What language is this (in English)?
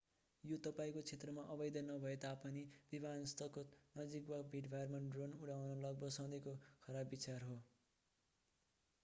Nepali